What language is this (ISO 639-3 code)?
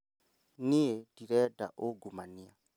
kik